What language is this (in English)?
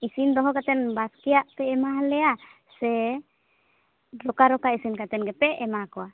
Santali